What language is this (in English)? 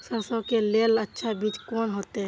Maithili